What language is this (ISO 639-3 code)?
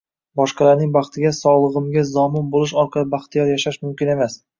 uzb